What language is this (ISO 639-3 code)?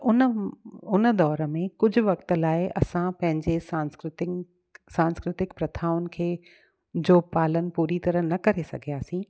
snd